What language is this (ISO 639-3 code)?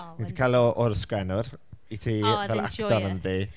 cym